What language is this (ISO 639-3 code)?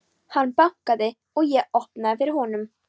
isl